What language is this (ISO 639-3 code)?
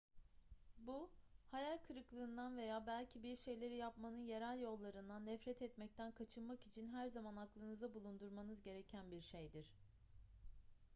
tur